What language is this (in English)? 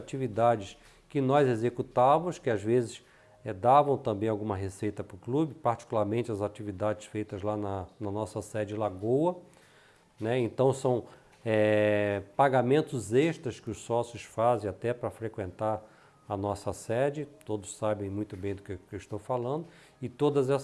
Portuguese